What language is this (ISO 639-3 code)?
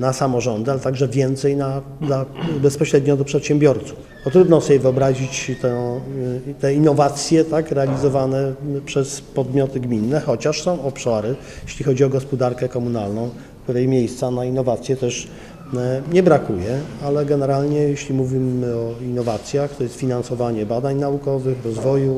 pol